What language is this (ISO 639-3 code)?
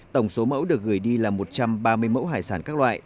vie